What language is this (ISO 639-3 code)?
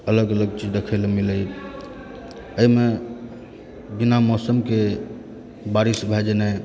mai